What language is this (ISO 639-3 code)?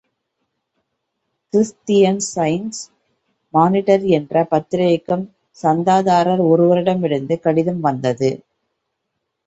tam